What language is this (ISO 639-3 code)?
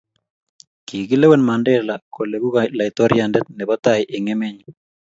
kln